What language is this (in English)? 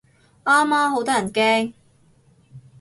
Cantonese